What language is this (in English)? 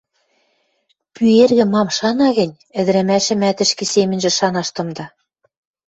Western Mari